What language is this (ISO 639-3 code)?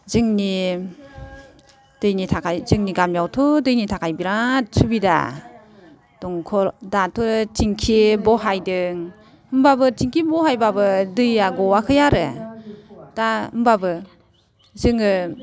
brx